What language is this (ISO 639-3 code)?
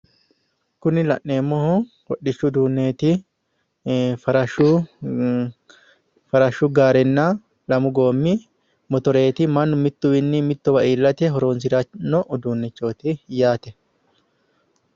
sid